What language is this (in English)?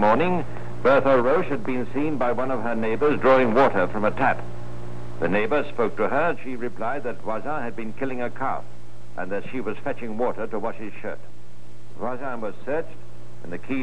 English